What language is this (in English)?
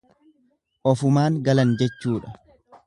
Oromo